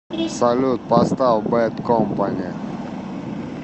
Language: Russian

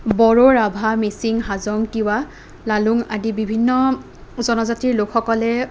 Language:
Assamese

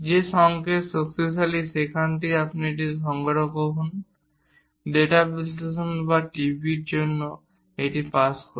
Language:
Bangla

